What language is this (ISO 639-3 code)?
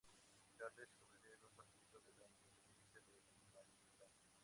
spa